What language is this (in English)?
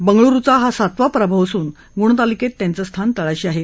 Marathi